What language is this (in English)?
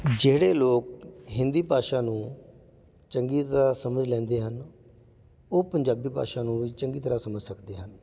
Punjabi